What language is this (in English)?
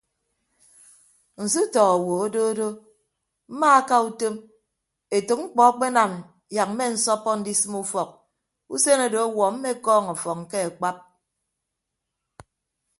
Ibibio